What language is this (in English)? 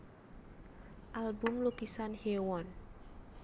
Javanese